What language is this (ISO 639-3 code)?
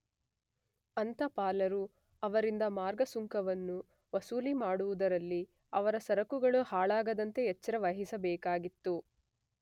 kan